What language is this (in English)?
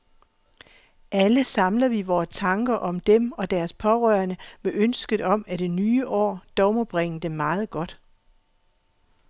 Danish